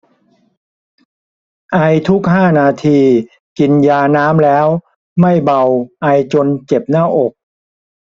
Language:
Thai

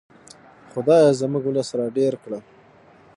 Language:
Pashto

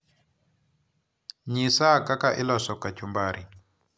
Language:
Luo (Kenya and Tanzania)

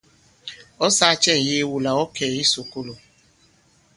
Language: Bankon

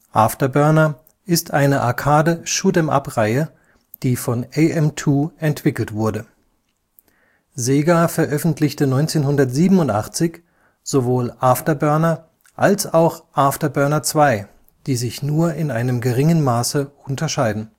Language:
German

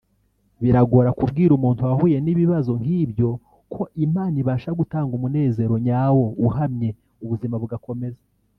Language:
Kinyarwanda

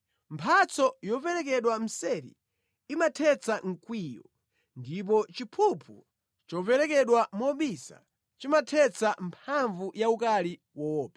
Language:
Nyanja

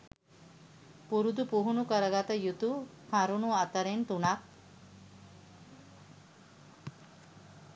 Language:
Sinhala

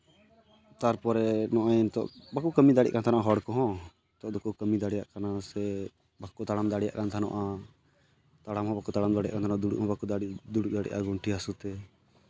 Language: Santali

